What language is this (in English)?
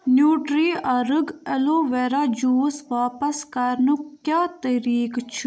Kashmiri